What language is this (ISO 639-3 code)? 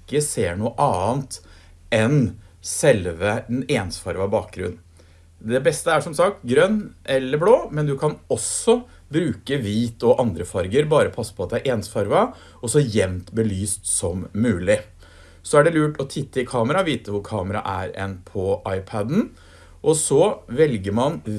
nor